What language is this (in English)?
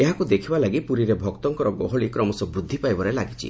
Odia